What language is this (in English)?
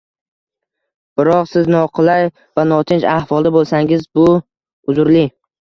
Uzbek